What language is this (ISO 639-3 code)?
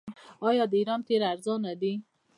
pus